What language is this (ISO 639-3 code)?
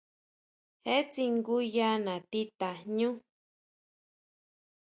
mau